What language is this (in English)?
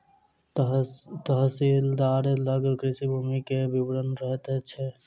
Maithili